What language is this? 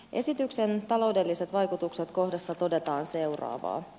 Finnish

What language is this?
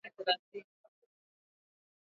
Swahili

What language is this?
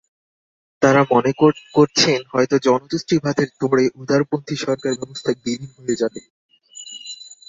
Bangla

